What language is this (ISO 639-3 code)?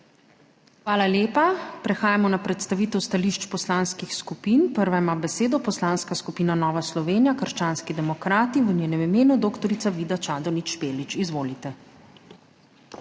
slv